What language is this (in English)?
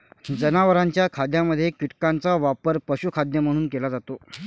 Marathi